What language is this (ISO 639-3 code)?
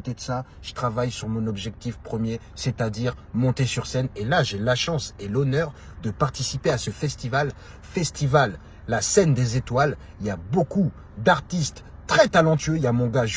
fra